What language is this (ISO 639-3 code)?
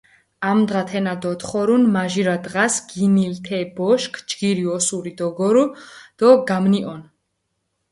xmf